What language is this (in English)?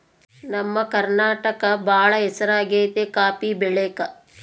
Kannada